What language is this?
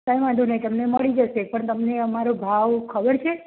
Gujarati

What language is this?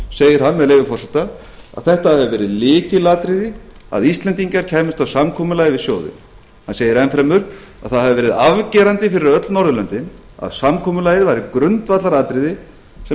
Icelandic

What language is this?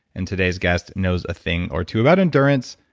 English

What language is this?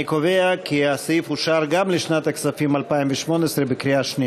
Hebrew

